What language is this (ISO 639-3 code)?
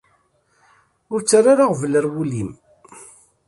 kab